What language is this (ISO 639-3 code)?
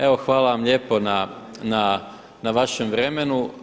hrv